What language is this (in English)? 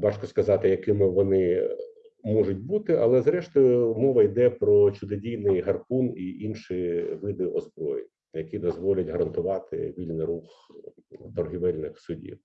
Ukrainian